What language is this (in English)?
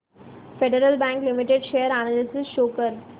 Marathi